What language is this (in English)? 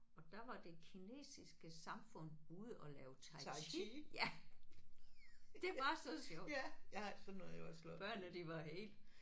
Danish